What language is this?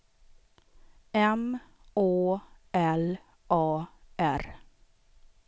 Swedish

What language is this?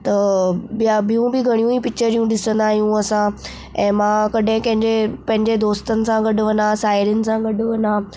Sindhi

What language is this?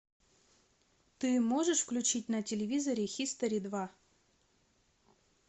Russian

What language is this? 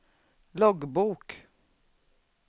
Swedish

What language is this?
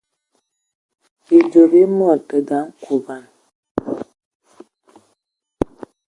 Ewondo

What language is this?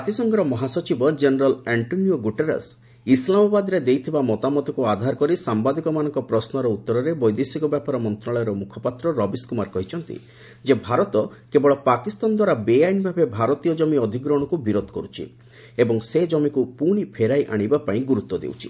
Odia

